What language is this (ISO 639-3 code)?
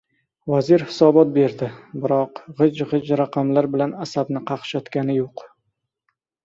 uzb